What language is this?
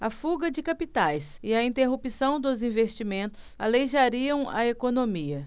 Portuguese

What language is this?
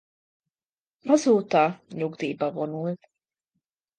Hungarian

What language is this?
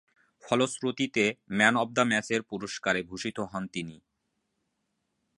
Bangla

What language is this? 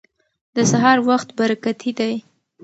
Pashto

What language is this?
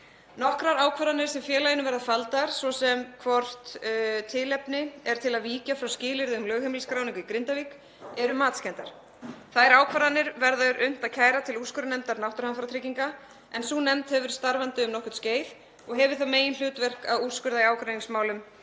Icelandic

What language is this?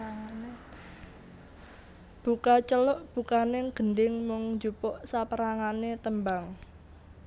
Javanese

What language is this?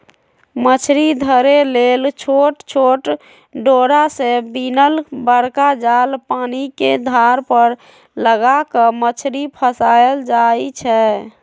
Magahi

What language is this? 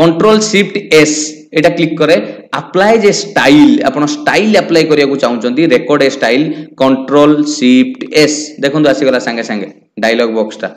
Hindi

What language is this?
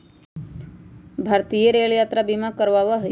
Magahi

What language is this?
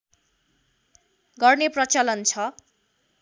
Nepali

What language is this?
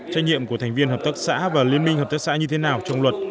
Vietnamese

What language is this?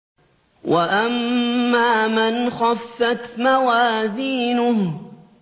Arabic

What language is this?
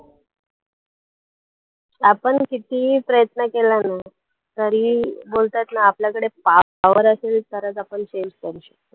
Marathi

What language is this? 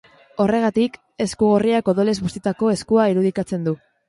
Basque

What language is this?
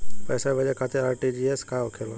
Bhojpuri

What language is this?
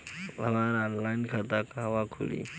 Bhojpuri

